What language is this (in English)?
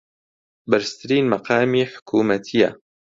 Central Kurdish